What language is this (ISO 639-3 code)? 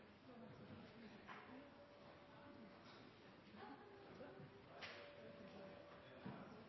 nob